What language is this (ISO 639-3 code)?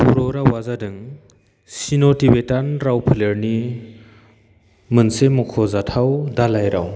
brx